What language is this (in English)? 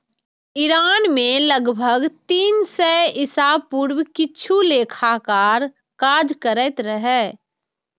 Maithili